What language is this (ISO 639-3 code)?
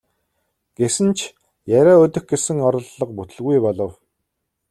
mon